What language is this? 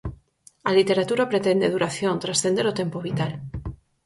Galician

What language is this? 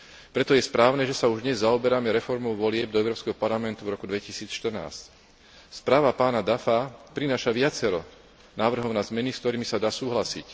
Slovak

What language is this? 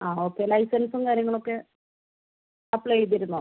Malayalam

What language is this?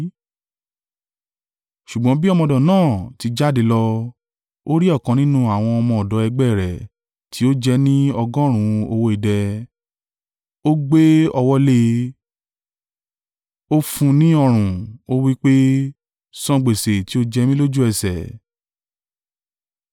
Yoruba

